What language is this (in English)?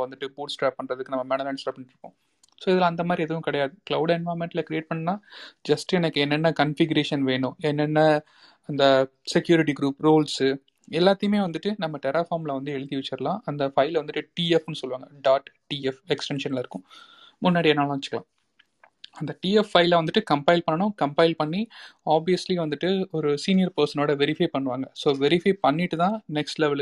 Tamil